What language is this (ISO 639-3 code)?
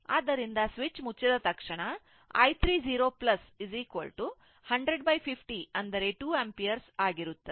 kan